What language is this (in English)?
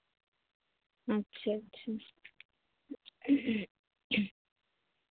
Santali